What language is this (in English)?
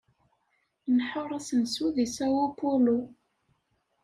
Kabyle